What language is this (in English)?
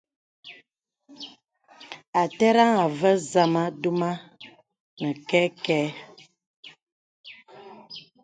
Bebele